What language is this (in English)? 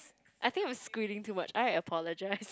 English